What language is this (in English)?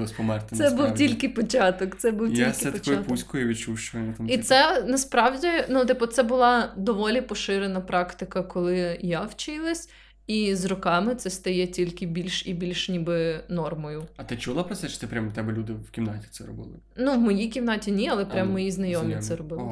Ukrainian